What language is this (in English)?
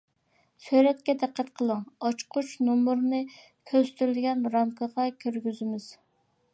Uyghur